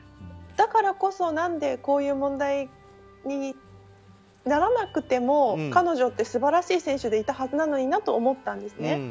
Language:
Japanese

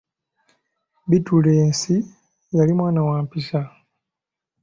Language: Ganda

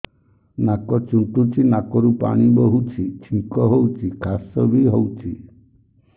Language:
Odia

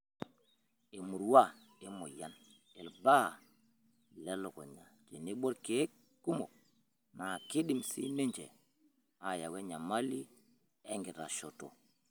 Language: Masai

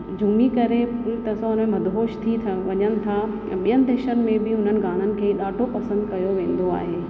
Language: Sindhi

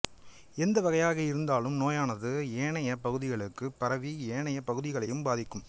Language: Tamil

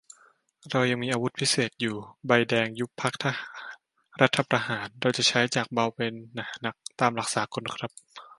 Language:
Thai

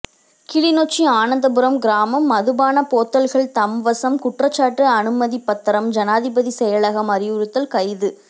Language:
Tamil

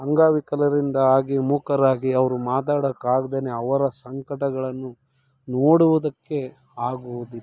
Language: Kannada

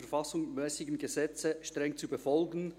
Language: Swiss German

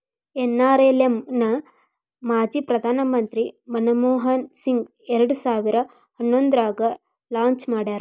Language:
Kannada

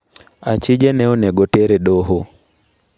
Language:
Luo (Kenya and Tanzania)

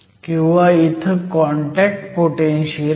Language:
Marathi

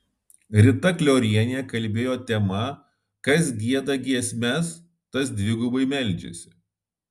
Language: Lithuanian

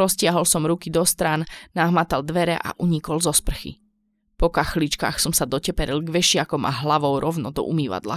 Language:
Slovak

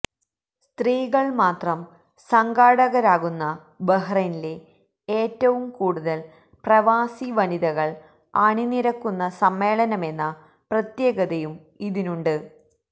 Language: Malayalam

